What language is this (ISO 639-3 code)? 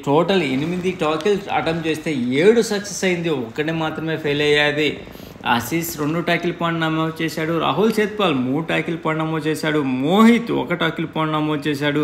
tel